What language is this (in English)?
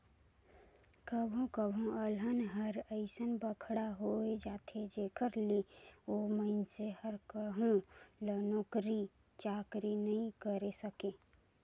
Chhattisgarhi